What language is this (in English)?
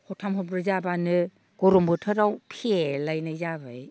Bodo